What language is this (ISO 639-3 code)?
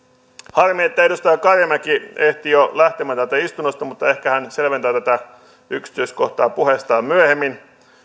fin